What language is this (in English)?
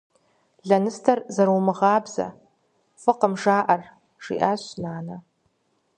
Kabardian